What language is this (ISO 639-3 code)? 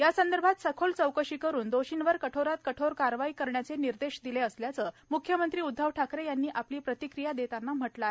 mar